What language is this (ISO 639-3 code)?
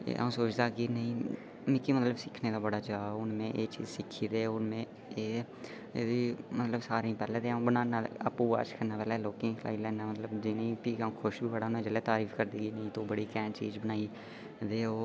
doi